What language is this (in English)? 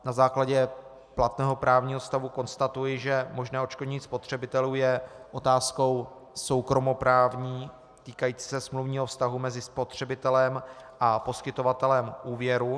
Czech